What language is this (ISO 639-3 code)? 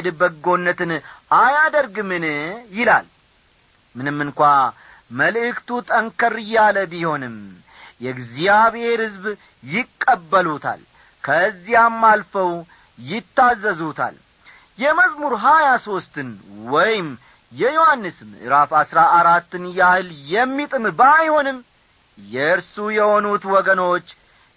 amh